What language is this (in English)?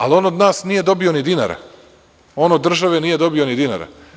Serbian